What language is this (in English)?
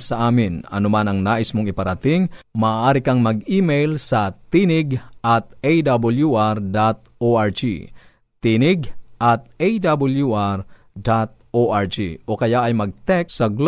Filipino